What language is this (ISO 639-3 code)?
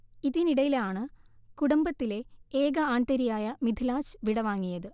mal